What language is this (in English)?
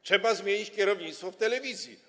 Polish